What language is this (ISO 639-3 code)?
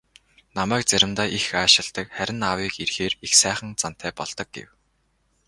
mon